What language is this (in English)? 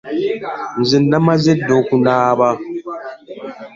Ganda